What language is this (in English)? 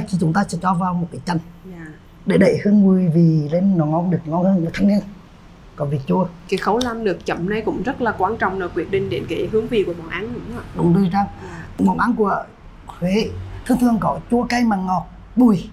Vietnamese